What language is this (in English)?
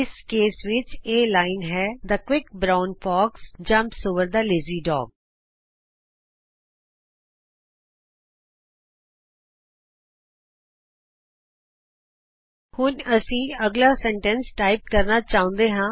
Punjabi